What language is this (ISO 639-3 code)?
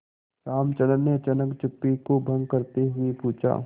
hin